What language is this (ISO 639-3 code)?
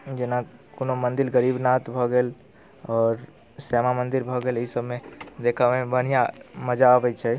mai